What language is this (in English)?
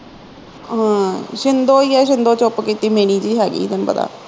Punjabi